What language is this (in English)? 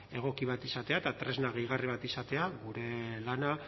Basque